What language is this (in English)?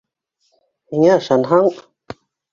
Bashkir